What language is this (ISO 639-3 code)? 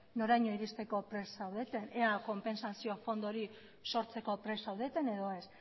eus